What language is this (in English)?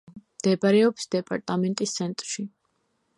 Georgian